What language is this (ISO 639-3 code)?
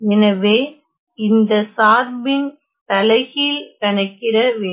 tam